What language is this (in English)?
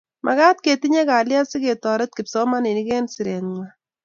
Kalenjin